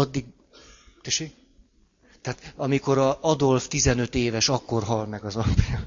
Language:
Hungarian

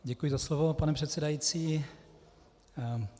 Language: Czech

